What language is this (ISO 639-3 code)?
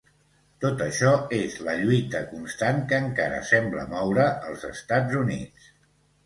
cat